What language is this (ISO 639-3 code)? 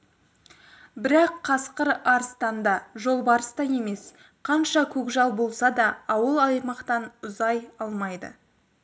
kaz